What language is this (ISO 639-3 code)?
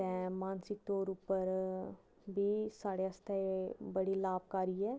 doi